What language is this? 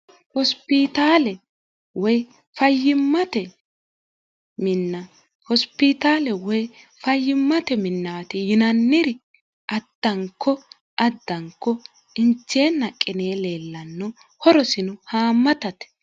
Sidamo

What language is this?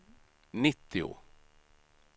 Swedish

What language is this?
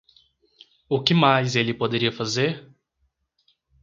Portuguese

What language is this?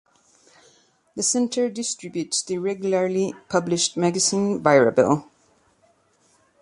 English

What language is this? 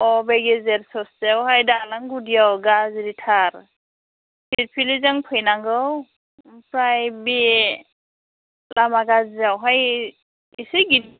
Bodo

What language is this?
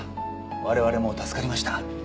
Japanese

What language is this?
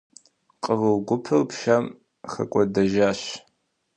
Kabardian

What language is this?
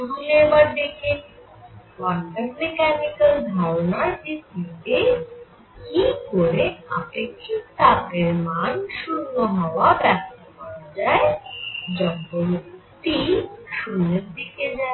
Bangla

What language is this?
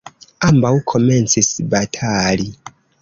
Esperanto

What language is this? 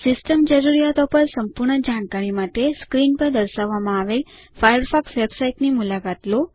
Gujarati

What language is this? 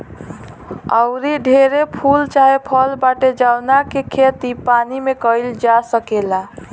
Bhojpuri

